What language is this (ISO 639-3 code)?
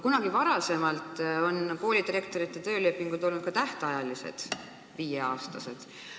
est